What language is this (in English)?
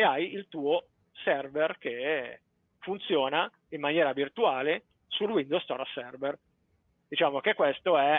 Italian